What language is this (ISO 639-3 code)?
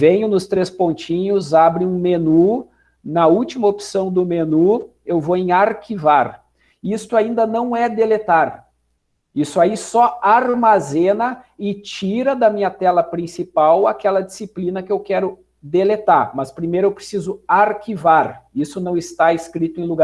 por